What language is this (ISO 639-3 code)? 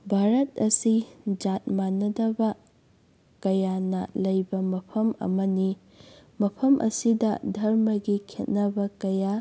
mni